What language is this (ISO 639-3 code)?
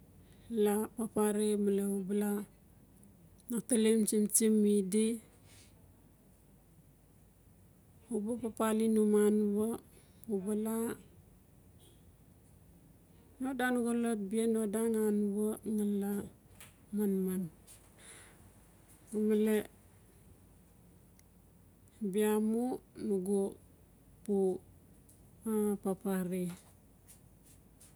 ncf